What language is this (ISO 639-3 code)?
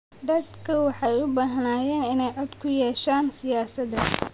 som